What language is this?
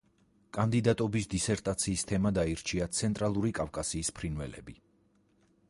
Georgian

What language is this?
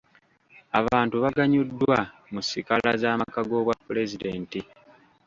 Ganda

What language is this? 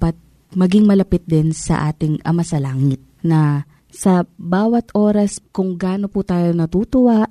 Filipino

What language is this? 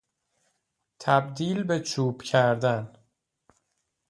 Persian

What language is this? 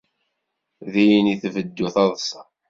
Kabyle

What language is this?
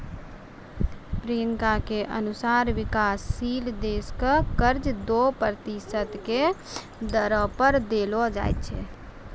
Maithili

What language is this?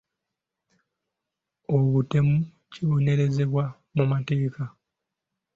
Ganda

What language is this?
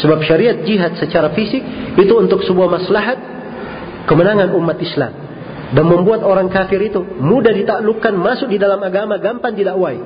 Indonesian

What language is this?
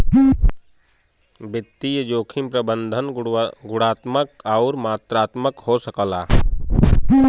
Bhojpuri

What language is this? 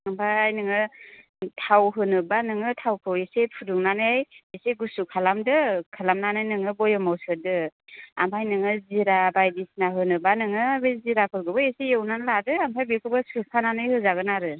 Bodo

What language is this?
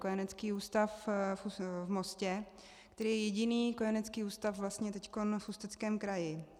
Czech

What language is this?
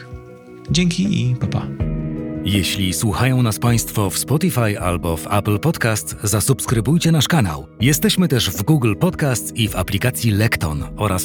Polish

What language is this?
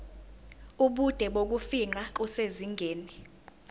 Zulu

